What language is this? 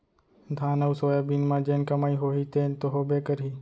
Chhattisgarhi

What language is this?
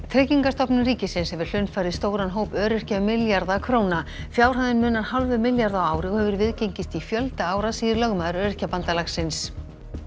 Icelandic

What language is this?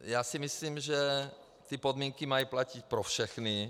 Czech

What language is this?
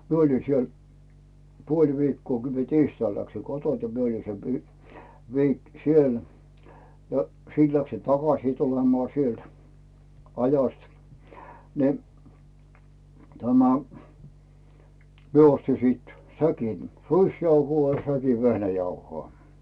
Finnish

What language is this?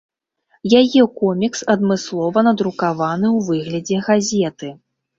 Belarusian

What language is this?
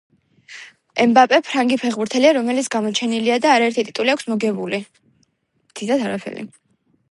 Georgian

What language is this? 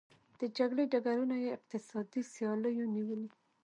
Pashto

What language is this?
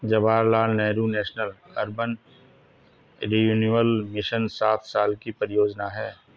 Hindi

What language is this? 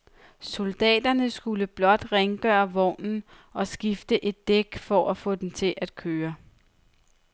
Danish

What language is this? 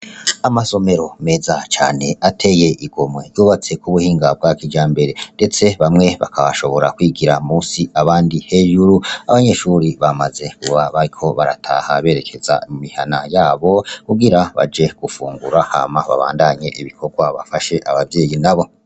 Rundi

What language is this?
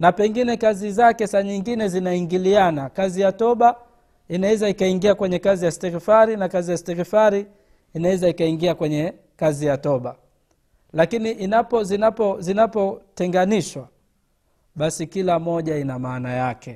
Swahili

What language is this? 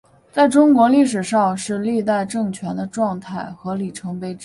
Chinese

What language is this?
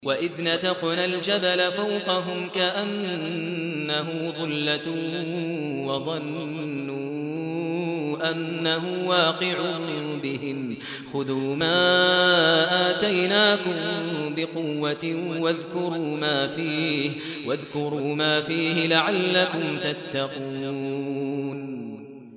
Arabic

